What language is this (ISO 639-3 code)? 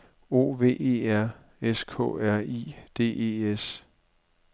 dan